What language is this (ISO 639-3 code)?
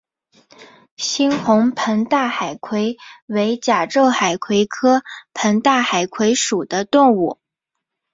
zho